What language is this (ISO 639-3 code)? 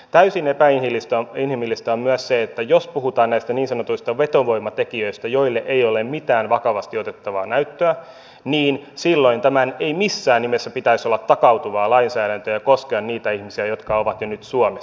fin